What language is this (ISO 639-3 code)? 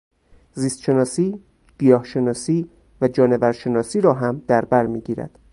fas